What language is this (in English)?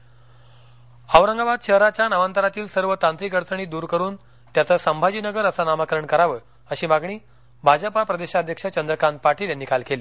Marathi